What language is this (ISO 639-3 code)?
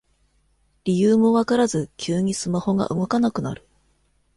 jpn